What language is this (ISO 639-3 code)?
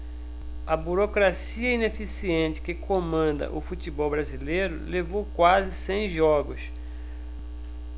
por